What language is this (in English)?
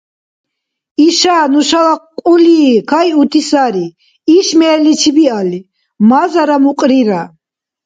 Dargwa